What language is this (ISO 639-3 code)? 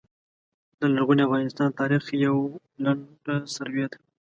pus